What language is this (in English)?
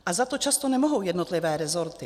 Czech